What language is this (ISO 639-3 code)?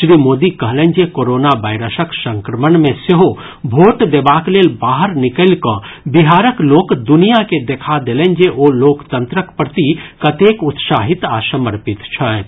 mai